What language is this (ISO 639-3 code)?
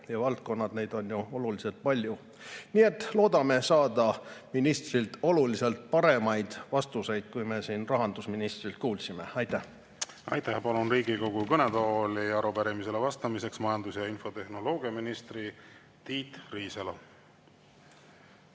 est